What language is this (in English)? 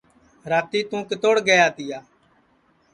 Sansi